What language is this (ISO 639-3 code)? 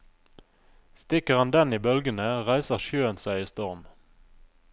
nor